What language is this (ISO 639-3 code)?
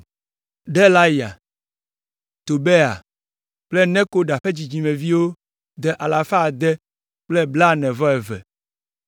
ewe